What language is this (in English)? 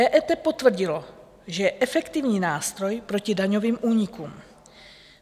Czech